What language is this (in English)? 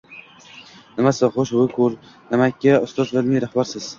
Uzbek